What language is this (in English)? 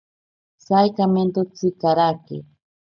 Ashéninka Perené